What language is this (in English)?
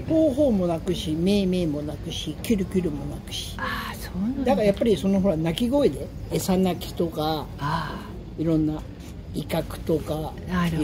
Japanese